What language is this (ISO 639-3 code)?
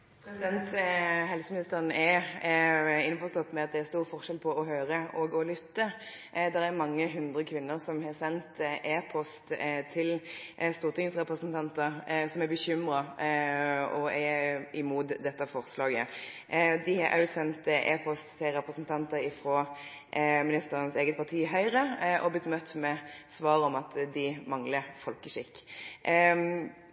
nob